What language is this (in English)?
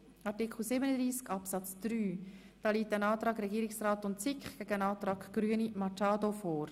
Swiss German